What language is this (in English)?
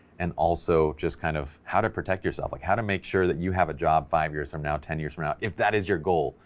English